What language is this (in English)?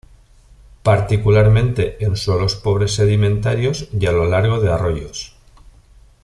Spanish